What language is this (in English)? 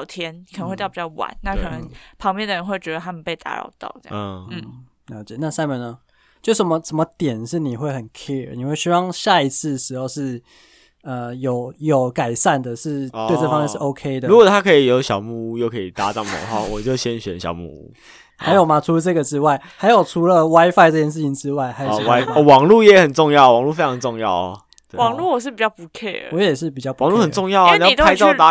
Chinese